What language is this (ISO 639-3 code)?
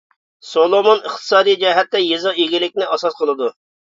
uig